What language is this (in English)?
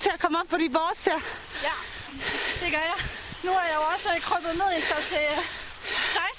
Danish